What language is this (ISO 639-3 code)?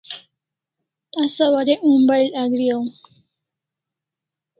kls